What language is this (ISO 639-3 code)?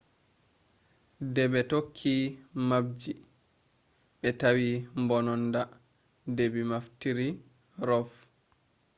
ful